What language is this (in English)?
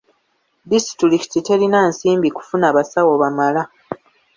Ganda